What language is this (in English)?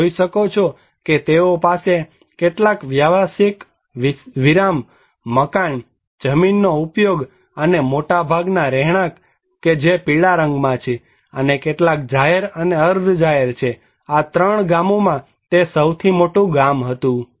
Gujarati